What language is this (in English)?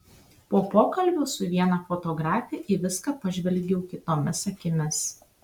Lithuanian